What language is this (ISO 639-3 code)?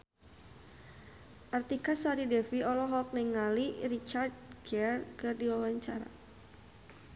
sun